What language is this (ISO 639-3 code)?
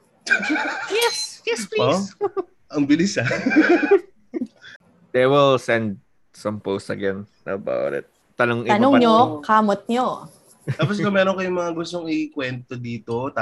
fil